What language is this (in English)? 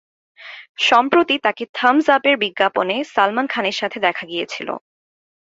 Bangla